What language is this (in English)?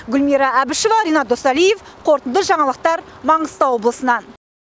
Kazakh